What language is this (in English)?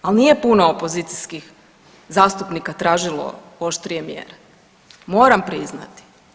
Croatian